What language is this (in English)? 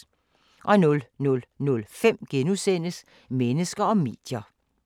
Danish